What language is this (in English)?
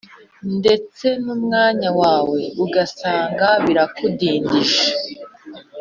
Kinyarwanda